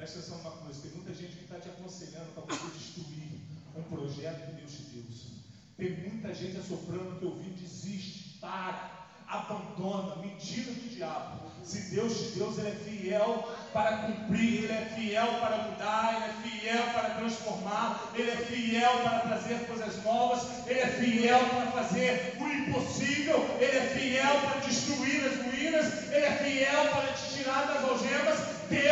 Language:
Portuguese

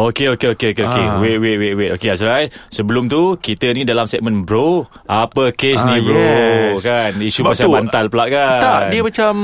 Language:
Malay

